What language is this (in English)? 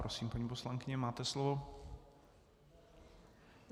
Czech